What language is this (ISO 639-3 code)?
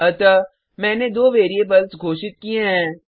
hin